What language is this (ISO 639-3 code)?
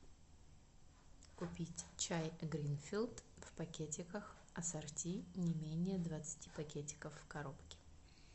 rus